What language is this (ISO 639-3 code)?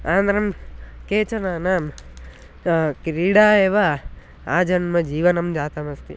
san